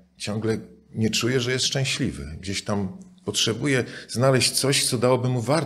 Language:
Polish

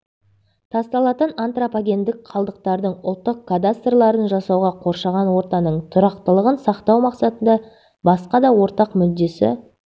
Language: Kazakh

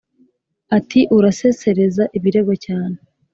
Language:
Kinyarwanda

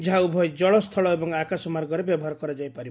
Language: Odia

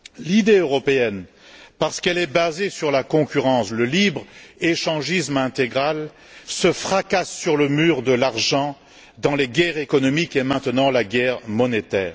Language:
French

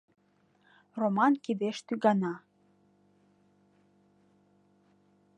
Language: Mari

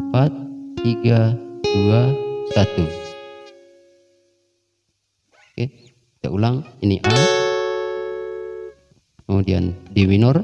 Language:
Indonesian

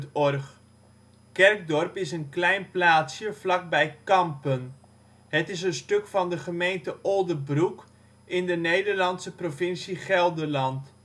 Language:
Dutch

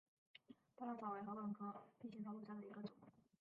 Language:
Chinese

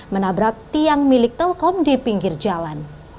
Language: Indonesian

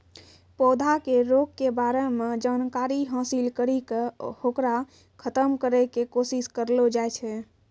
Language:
Maithili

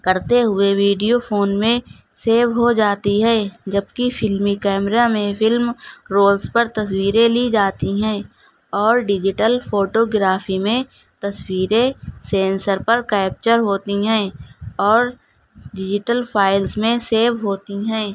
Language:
Urdu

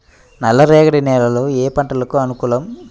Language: Telugu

